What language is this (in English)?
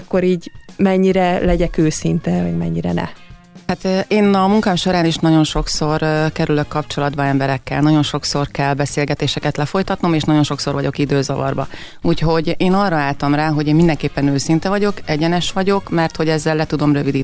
Hungarian